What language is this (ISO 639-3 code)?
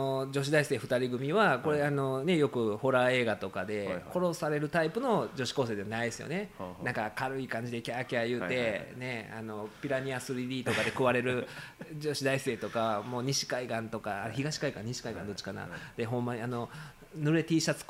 jpn